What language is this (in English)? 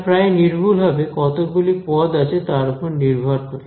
Bangla